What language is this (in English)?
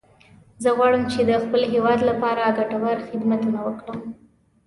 Pashto